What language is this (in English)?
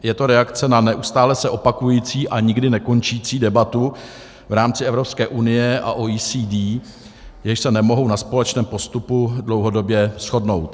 Czech